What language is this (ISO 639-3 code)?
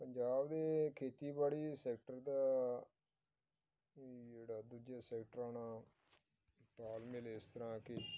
pan